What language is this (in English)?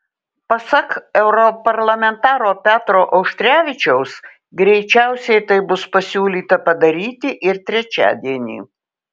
Lithuanian